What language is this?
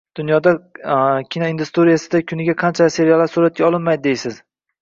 Uzbek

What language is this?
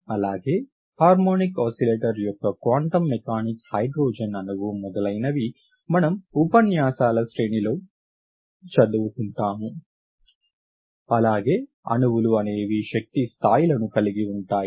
Telugu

